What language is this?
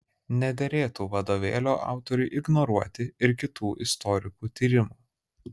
Lithuanian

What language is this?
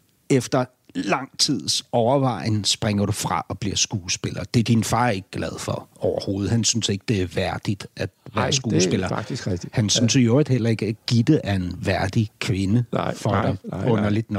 Danish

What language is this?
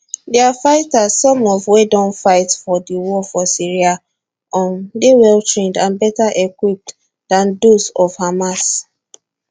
Nigerian Pidgin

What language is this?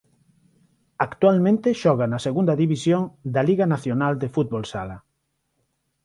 Galician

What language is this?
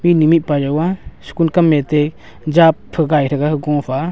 Wancho Naga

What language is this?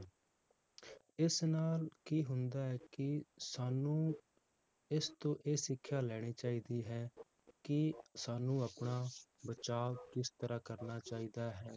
Punjabi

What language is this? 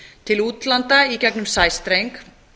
Icelandic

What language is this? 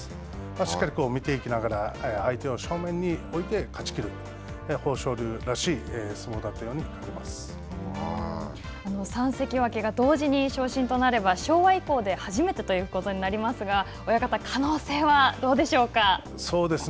Japanese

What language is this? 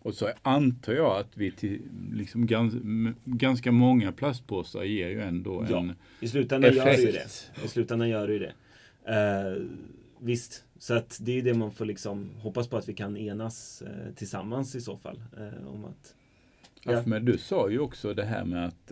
Swedish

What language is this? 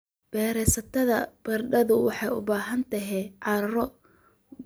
Somali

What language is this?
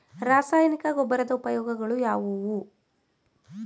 Kannada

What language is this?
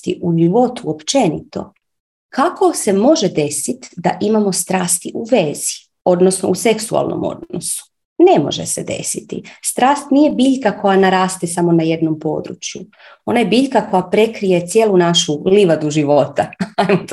Croatian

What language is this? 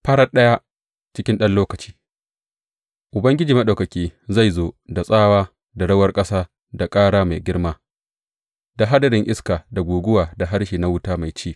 Hausa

